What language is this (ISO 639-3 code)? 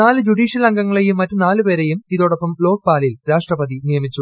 mal